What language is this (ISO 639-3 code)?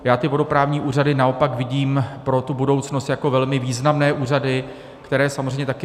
ces